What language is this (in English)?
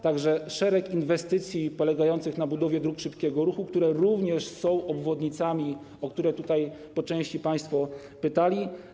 Polish